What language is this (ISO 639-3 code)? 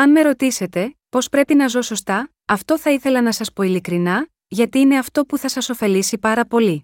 ell